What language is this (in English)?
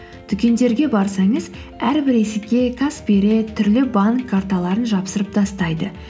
Kazakh